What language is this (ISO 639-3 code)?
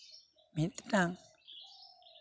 sat